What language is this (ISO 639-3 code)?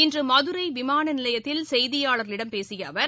tam